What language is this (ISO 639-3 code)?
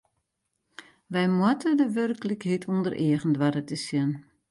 fry